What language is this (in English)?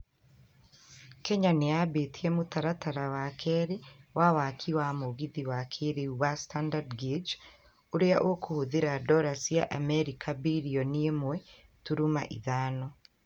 Kikuyu